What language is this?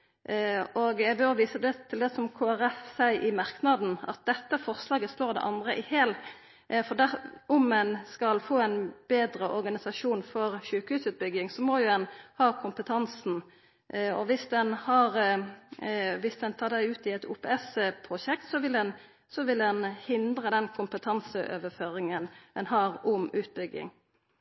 Norwegian Nynorsk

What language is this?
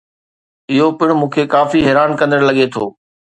Sindhi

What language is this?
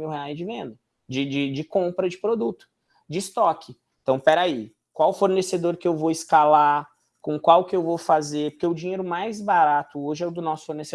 Portuguese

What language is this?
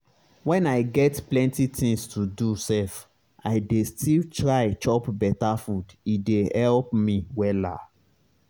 Nigerian Pidgin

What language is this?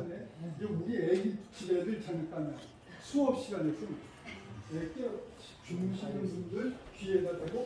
Korean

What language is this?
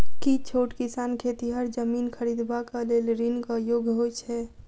Maithili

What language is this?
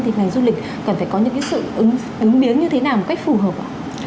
Vietnamese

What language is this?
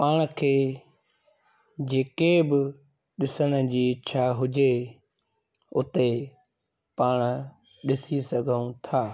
Sindhi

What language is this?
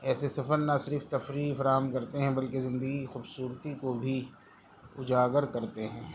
Urdu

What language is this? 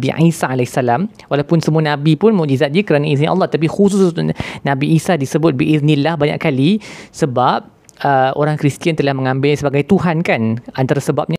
Malay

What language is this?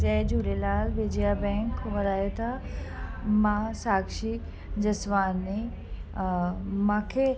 Sindhi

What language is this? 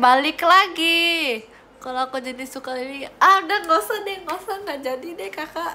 Indonesian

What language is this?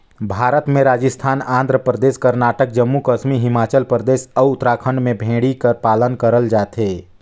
Chhattisgarhi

